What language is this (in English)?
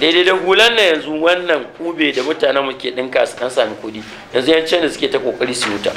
Arabic